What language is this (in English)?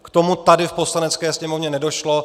Czech